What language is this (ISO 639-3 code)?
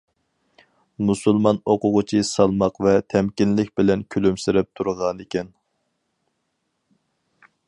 uig